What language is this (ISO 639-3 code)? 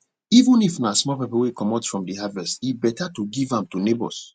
pcm